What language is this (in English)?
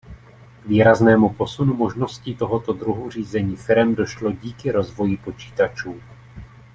Czech